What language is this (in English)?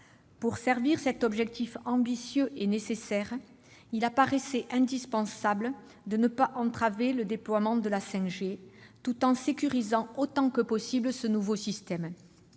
French